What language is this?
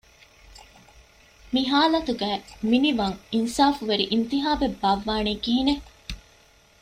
Divehi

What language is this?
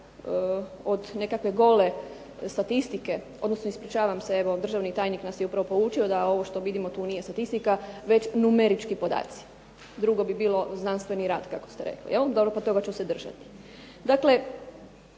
Croatian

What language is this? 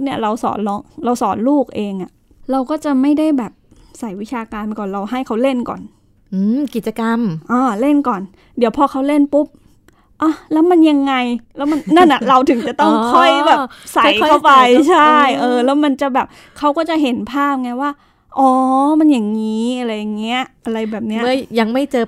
Thai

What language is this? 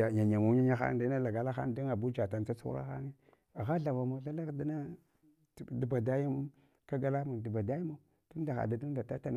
Hwana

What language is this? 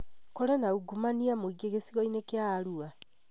Kikuyu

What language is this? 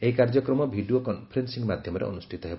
Odia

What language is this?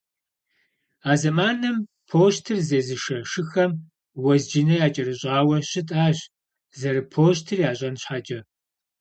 Kabardian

